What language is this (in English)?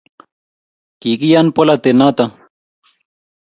Kalenjin